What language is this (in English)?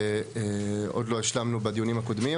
Hebrew